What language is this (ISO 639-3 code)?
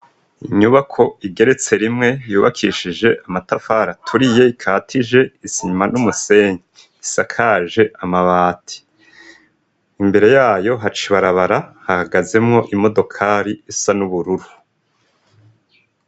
run